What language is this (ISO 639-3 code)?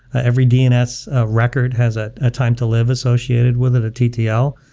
eng